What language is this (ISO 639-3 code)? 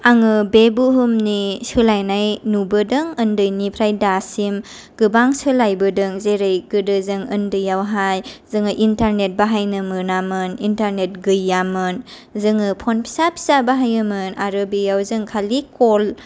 brx